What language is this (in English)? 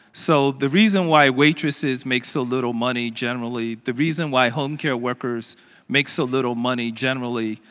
English